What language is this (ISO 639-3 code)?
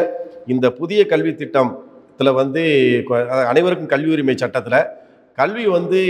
hin